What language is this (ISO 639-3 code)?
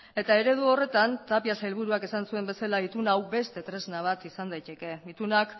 eus